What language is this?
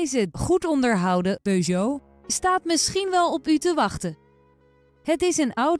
Dutch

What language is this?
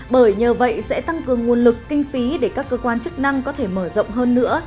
Vietnamese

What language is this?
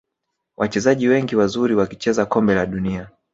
Swahili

